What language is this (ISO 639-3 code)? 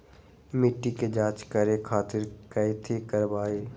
mag